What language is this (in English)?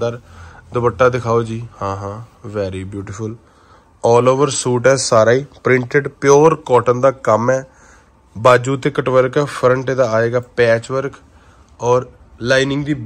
Hindi